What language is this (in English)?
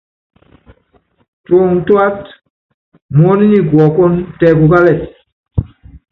Yangben